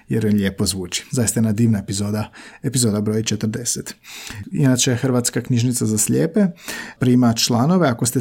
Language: Croatian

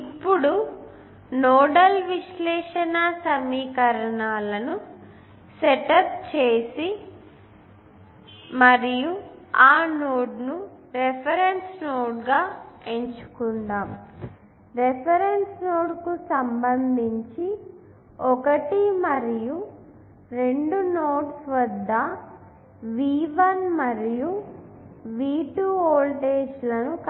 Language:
Telugu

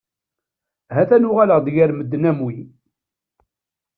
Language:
Kabyle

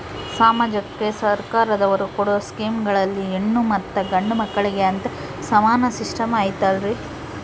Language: Kannada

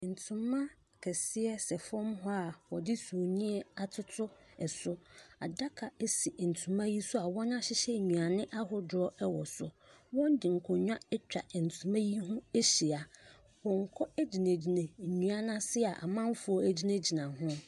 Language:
Akan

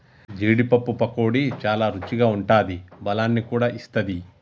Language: Telugu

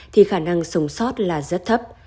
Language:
Vietnamese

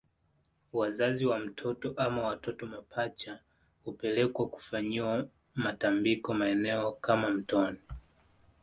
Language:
Swahili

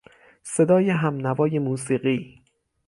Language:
Persian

